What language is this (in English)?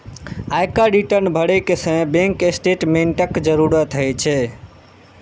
Maithili